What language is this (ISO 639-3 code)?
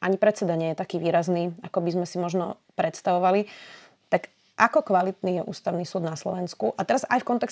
slk